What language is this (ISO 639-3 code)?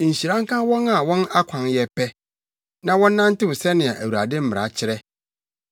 aka